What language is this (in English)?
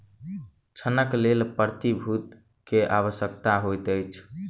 Maithili